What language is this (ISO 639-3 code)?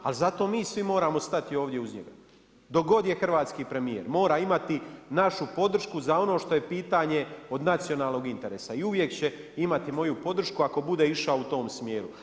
hrv